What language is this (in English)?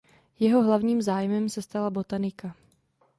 Czech